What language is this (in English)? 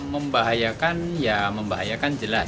Indonesian